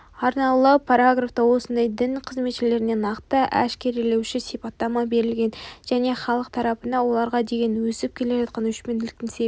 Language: Kazakh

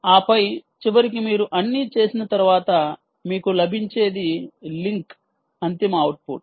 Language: Telugu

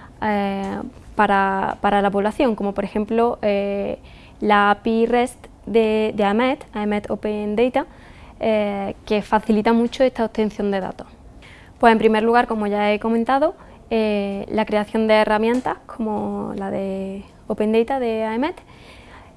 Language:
Spanish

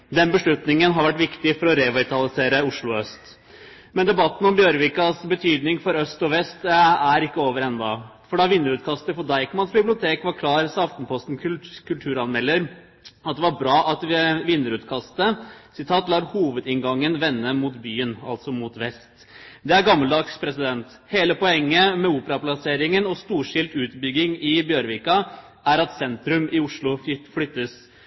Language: Norwegian Bokmål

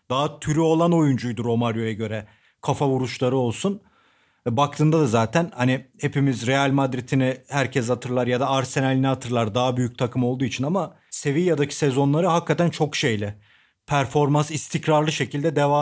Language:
Turkish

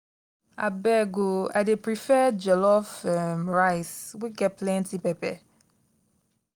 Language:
Nigerian Pidgin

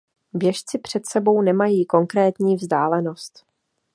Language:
Czech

